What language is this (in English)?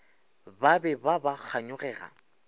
Northern Sotho